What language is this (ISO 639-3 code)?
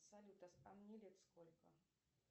rus